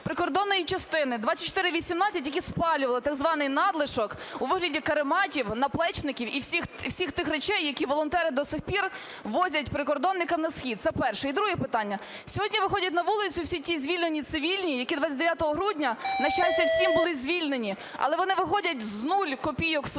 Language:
Ukrainian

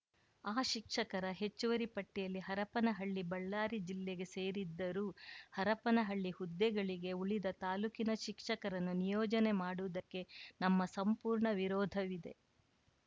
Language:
Kannada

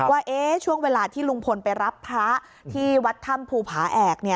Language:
Thai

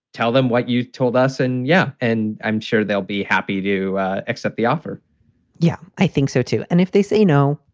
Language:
English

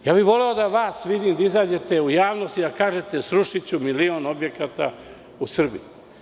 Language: Serbian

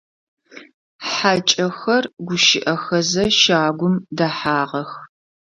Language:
Adyghe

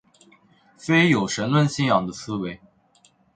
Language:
Chinese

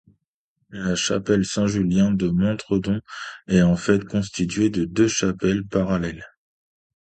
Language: French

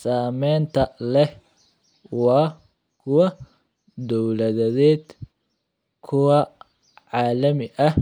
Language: Somali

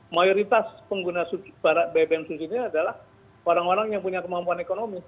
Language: Indonesian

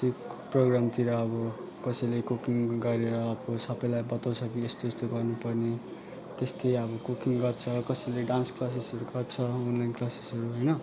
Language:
Nepali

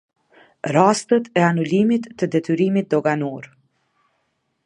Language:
Albanian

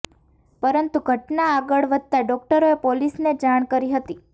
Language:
Gujarati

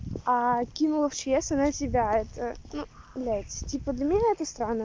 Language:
Russian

